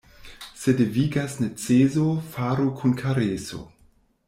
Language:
Esperanto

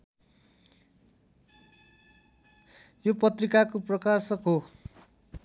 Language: Nepali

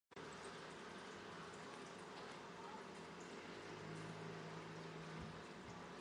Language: Chinese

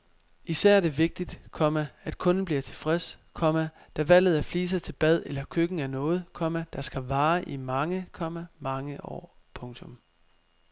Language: Danish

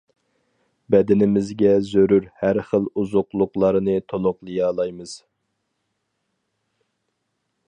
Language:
Uyghur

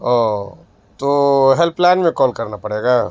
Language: Urdu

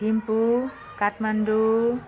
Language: Nepali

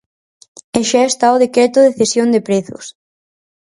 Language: Galician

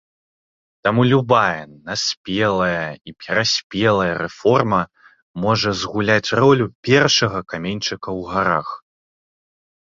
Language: Belarusian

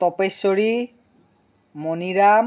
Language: Assamese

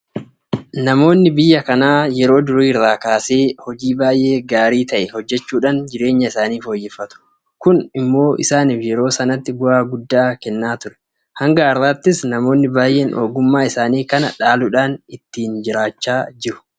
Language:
Oromo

